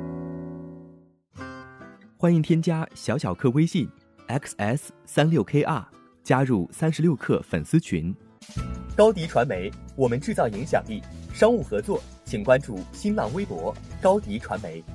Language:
Chinese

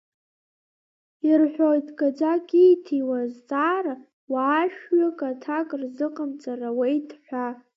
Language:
Abkhazian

